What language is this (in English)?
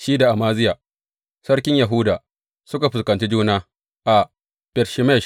Hausa